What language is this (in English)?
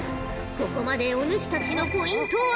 Japanese